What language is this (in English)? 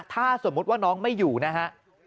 Thai